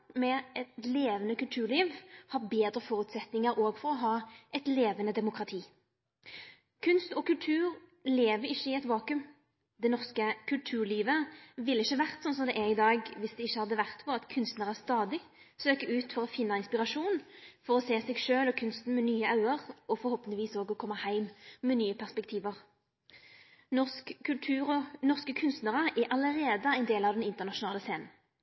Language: Norwegian Nynorsk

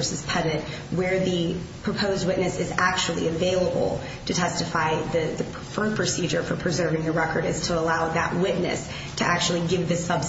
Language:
English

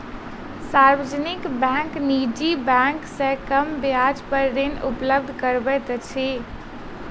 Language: Maithili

